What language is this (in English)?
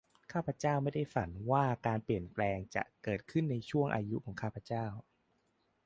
Thai